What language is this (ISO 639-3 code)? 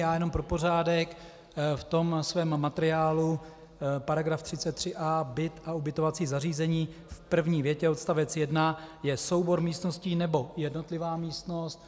ces